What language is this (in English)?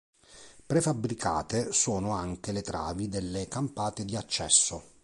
Italian